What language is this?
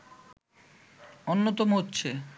Bangla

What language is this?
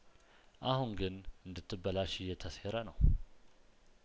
Amharic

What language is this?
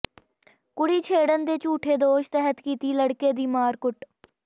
Punjabi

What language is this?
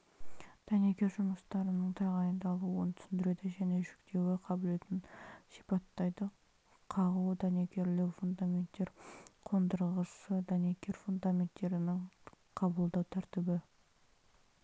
Kazakh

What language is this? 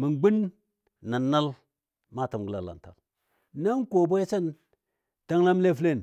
Dadiya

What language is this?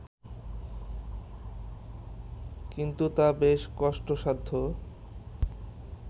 Bangla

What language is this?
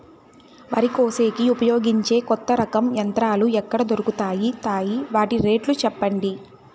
Telugu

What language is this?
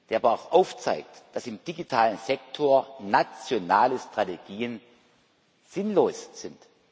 German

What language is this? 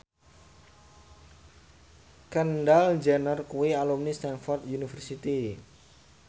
Javanese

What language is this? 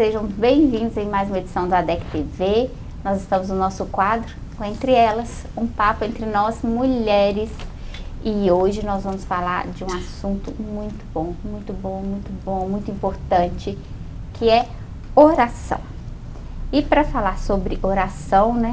Portuguese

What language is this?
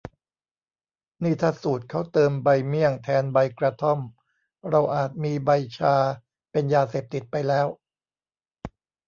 Thai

